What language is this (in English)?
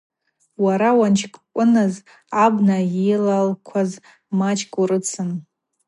Abaza